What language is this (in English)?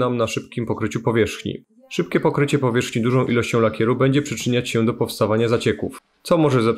Polish